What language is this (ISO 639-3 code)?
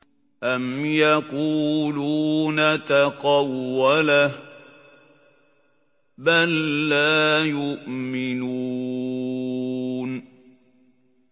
ara